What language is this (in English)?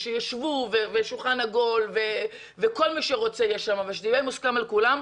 Hebrew